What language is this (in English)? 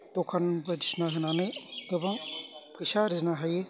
Bodo